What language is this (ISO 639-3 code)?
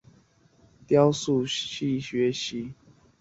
zho